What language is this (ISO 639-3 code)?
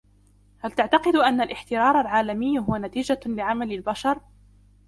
ara